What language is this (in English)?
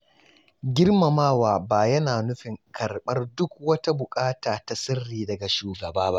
Hausa